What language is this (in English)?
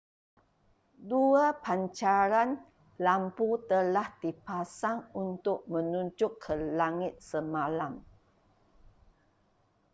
Malay